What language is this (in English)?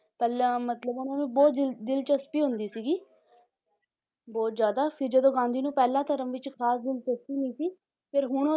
Punjabi